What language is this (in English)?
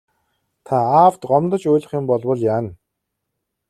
Mongolian